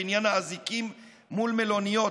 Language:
Hebrew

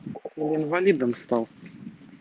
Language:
Russian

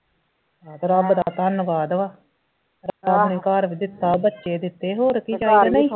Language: Punjabi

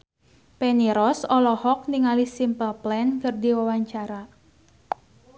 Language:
Sundanese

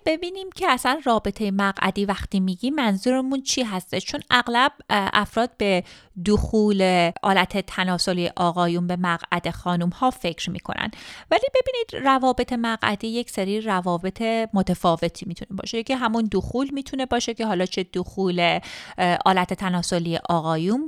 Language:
Persian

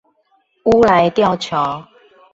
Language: Chinese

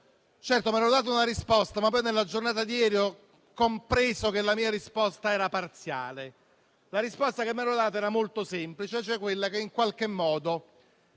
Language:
Italian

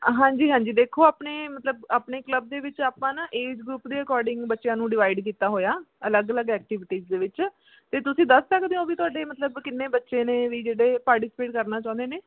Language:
Punjabi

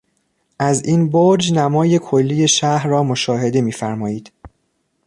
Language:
Persian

